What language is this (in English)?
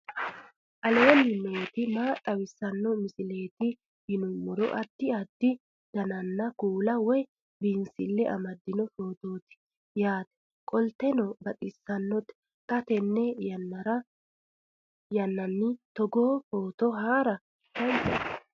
Sidamo